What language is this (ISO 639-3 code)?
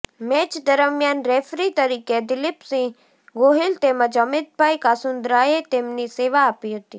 guj